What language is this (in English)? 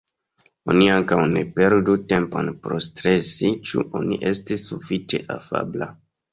Esperanto